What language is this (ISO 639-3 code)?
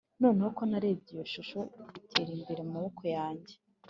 kin